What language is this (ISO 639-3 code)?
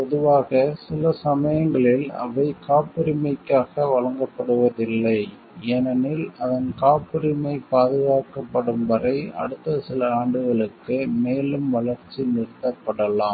tam